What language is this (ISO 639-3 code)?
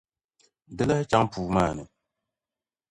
dag